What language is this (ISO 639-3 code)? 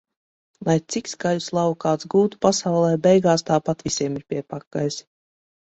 lav